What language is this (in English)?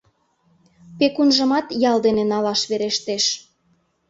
Mari